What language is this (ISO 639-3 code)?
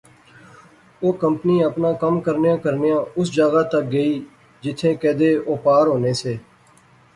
phr